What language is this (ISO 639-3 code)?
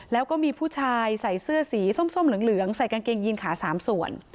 tha